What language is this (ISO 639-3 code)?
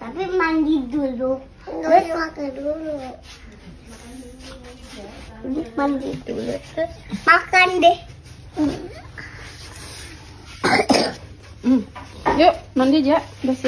ind